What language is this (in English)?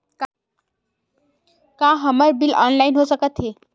Chhattisgarhi